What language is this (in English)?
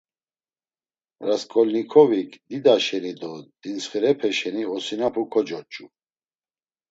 Laz